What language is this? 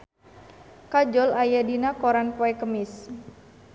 Sundanese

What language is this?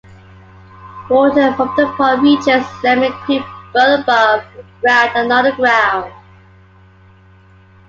English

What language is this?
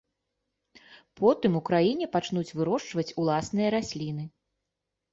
Belarusian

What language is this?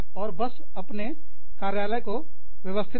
Hindi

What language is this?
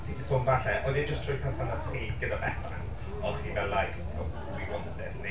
Welsh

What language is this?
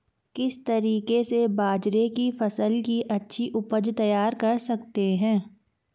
Hindi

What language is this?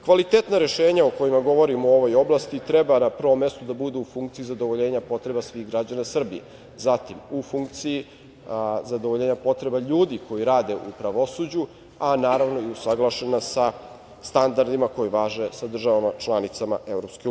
Serbian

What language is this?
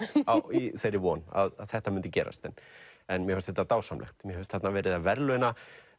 Icelandic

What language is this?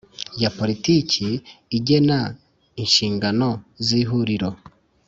Kinyarwanda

